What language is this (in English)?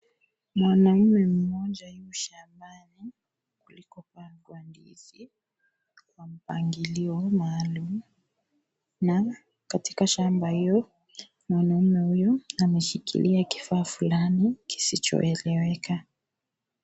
Swahili